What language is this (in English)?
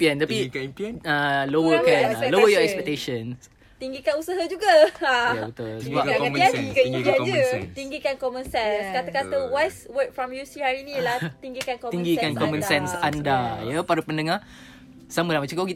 Malay